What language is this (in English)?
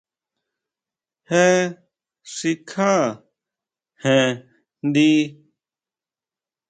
Huautla Mazatec